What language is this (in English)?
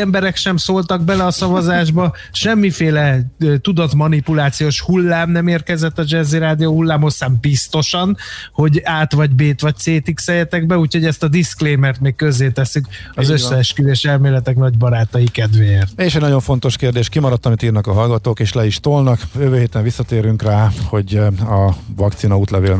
Hungarian